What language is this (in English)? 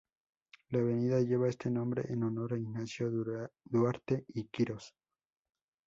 Spanish